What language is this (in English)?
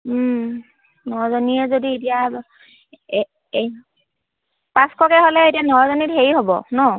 Assamese